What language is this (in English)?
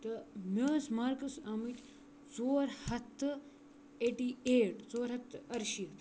Kashmiri